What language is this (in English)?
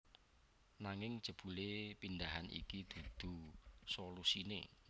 Javanese